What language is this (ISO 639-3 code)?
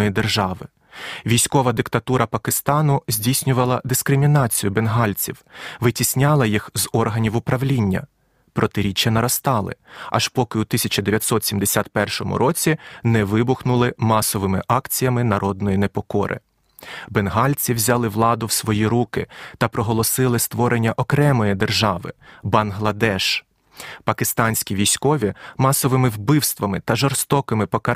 ukr